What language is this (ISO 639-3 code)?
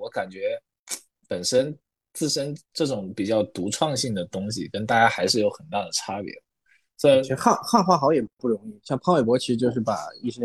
zho